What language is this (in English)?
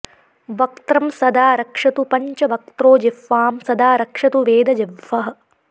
Sanskrit